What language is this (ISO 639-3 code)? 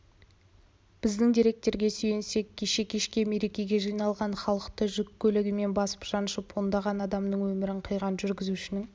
kaz